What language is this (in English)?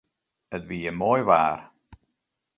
Western Frisian